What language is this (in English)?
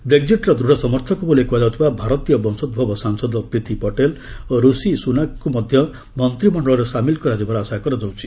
Odia